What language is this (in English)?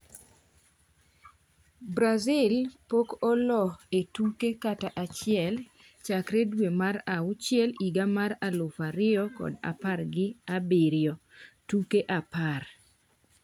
Luo (Kenya and Tanzania)